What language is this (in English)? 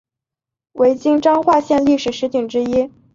Chinese